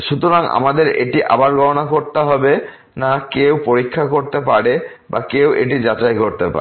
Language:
Bangla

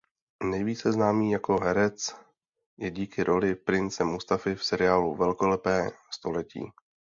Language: Czech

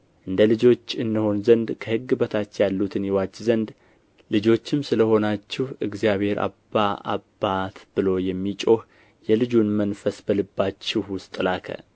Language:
Amharic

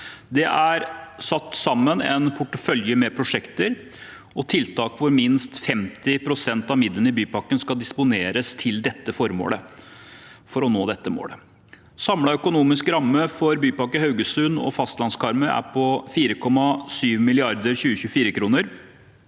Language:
Norwegian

